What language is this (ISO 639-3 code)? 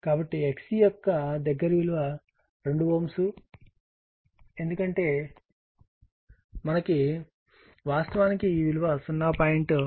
tel